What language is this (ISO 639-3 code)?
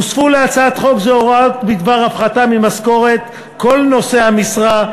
heb